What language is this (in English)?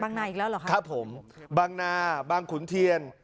Thai